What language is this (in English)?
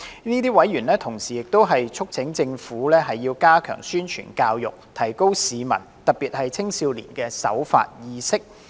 Cantonese